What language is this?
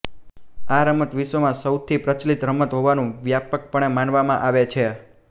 Gujarati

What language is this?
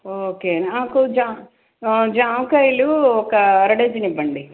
Telugu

